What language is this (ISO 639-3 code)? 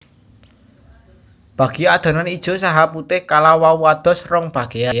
jav